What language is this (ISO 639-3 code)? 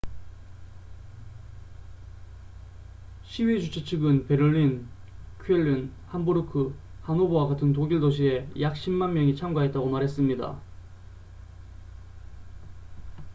kor